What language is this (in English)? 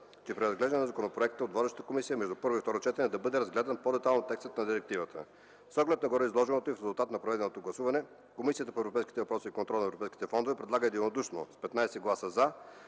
Bulgarian